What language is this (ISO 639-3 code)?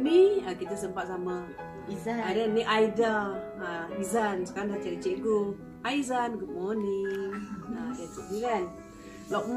msa